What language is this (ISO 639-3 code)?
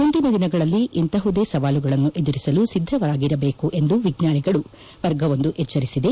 kan